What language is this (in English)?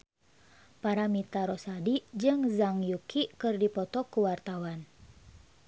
Sundanese